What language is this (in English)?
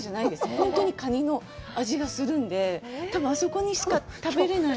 Japanese